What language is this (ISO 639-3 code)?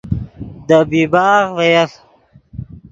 ydg